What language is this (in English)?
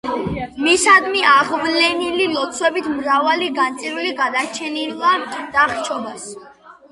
Georgian